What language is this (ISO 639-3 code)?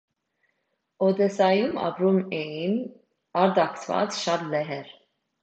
hye